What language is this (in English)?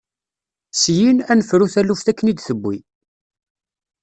Kabyle